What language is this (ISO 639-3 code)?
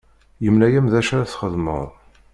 kab